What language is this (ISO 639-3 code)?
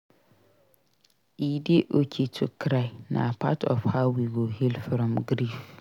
pcm